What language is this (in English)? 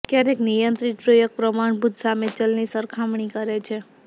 Gujarati